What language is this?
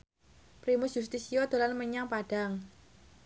Javanese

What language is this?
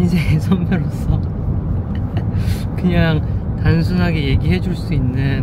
Korean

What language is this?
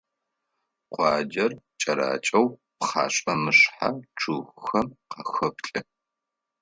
Adyghe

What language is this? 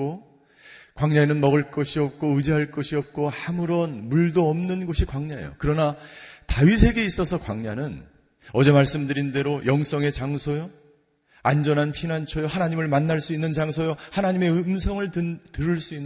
Korean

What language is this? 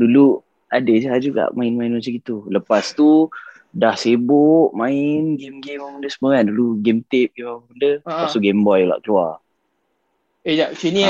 Malay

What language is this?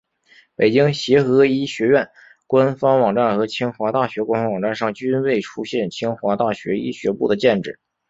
Chinese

